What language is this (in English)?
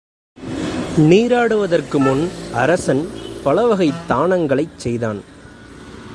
Tamil